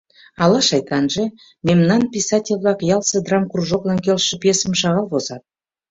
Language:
Mari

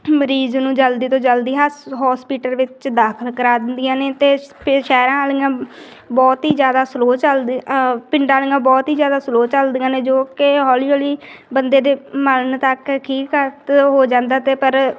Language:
Punjabi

